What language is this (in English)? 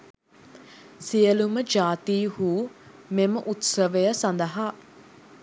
Sinhala